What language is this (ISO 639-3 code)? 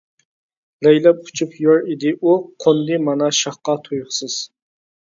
uig